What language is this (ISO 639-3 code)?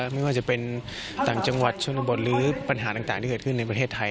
tha